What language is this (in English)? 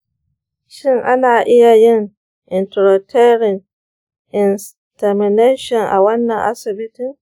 Hausa